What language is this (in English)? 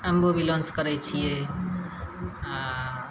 Maithili